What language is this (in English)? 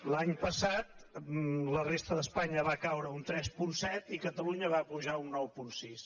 Catalan